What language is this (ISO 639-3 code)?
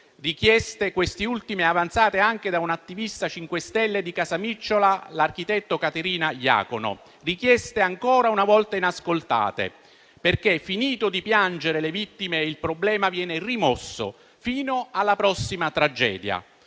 ita